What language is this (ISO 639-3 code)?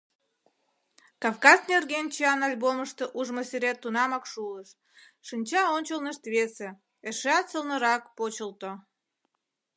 chm